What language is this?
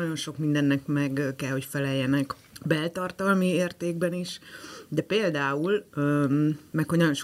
Hungarian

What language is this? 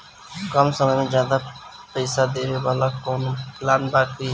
Bhojpuri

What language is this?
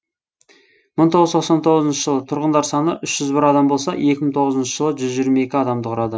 Kazakh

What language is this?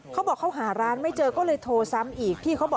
Thai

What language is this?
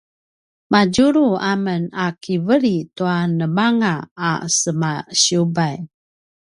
Paiwan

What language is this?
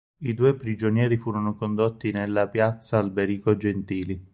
Italian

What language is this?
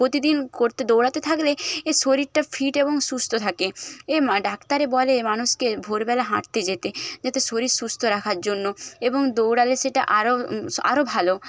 Bangla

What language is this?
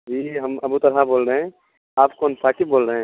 Urdu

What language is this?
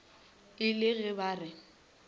Northern Sotho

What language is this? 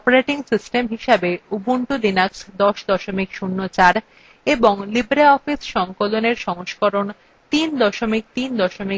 Bangla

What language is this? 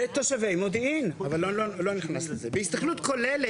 Hebrew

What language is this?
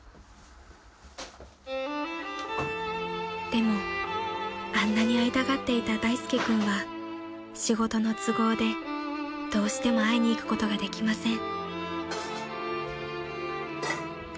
Japanese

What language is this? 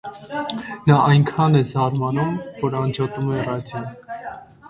Armenian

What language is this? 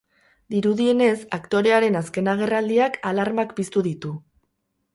Basque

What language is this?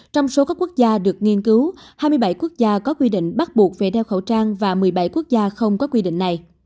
Vietnamese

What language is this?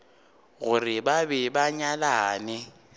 Northern Sotho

